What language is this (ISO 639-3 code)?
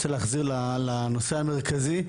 heb